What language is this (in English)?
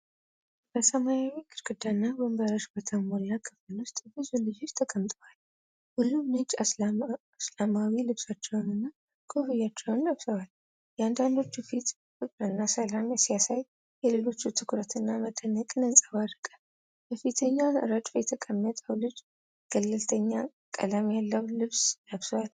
Amharic